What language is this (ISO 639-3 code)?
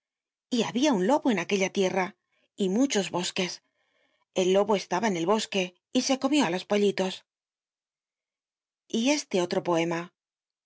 spa